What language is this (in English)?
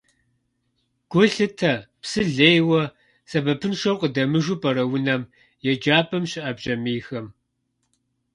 Kabardian